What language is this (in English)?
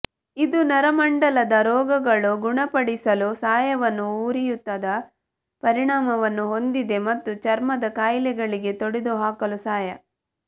Kannada